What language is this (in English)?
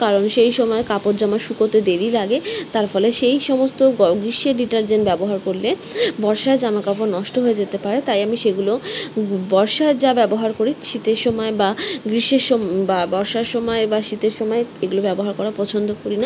Bangla